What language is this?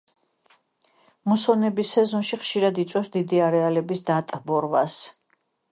Georgian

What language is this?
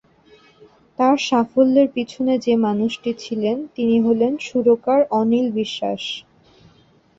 Bangla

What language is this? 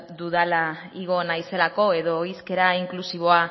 Basque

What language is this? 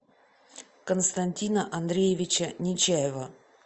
Russian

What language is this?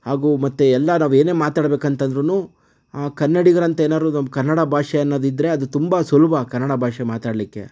Kannada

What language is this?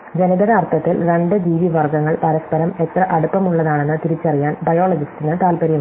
Malayalam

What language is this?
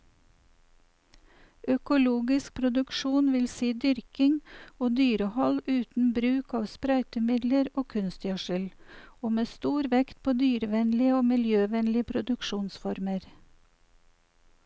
Norwegian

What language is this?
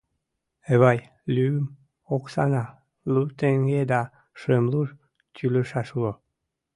Mari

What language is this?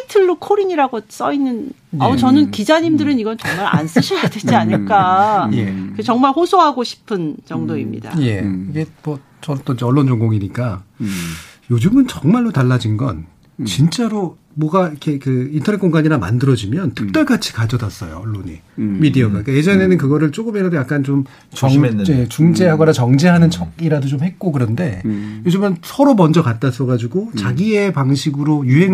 Korean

